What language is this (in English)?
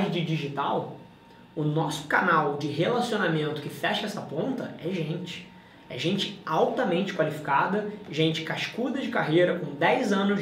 Portuguese